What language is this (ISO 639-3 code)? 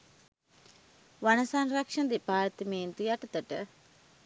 sin